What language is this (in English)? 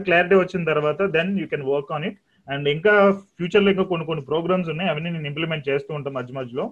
Telugu